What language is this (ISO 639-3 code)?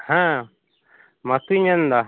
sat